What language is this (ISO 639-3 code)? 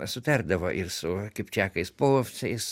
lit